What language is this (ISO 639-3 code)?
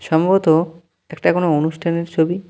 ben